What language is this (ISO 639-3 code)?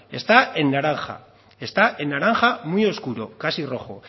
spa